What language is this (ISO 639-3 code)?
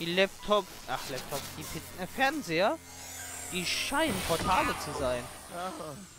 deu